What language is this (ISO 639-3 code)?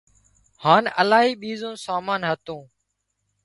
kxp